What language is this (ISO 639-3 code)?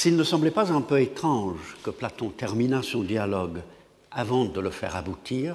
fra